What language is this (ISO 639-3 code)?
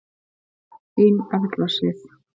isl